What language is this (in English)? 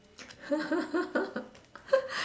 English